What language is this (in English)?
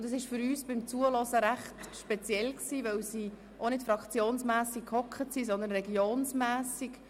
Swiss German